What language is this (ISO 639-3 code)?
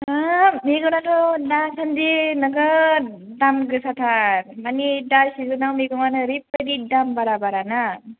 brx